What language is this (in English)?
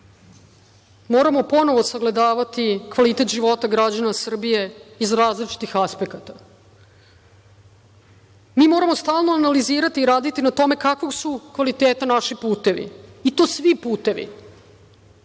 Serbian